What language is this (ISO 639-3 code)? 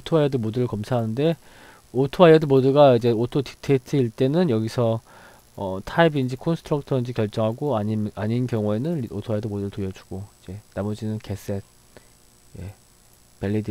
kor